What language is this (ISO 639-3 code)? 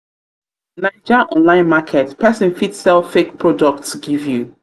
pcm